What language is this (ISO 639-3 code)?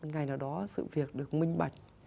vie